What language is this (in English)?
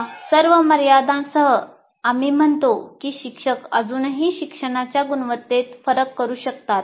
Marathi